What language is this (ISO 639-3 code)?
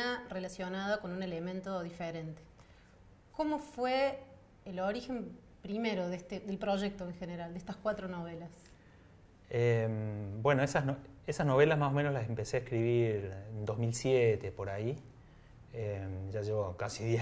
spa